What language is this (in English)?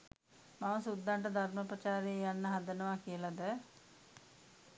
Sinhala